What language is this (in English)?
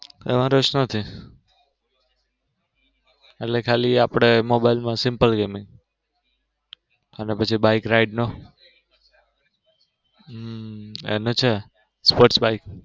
Gujarati